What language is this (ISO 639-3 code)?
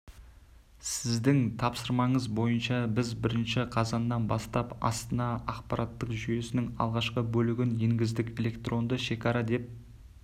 kaz